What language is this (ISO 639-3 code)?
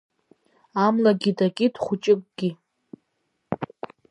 abk